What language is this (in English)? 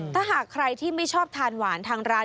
Thai